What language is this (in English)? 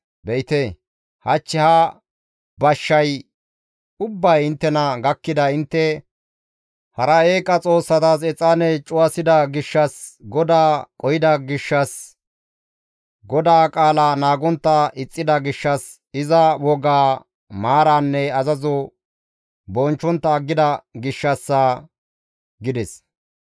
Gamo